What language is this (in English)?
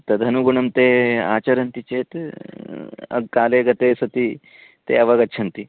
Sanskrit